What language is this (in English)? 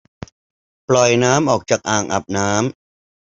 Thai